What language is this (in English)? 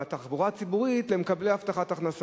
Hebrew